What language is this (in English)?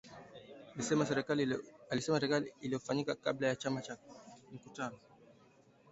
Swahili